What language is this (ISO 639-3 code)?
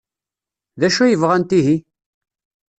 kab